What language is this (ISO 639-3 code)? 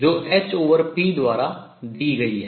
hin